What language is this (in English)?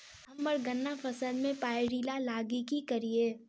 Maithili